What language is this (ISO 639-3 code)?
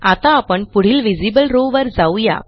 mar